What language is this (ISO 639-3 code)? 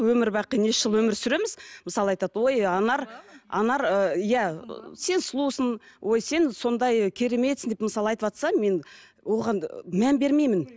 kaz